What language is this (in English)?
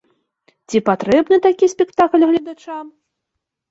Belarusian